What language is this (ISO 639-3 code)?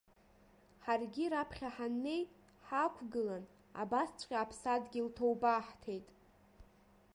abk